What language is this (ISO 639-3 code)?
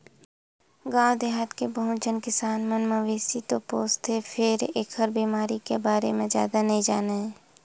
hne